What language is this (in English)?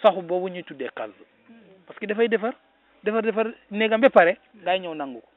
Arabic